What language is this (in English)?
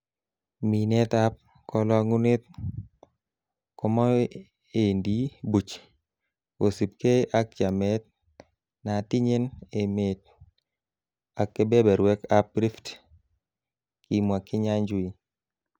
Kalenjin